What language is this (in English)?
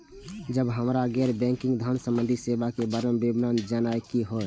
Maithili